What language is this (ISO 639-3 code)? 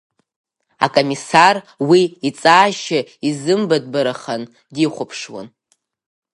abk